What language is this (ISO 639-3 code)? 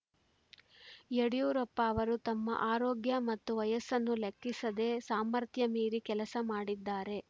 kan